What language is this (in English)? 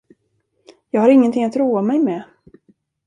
Swedish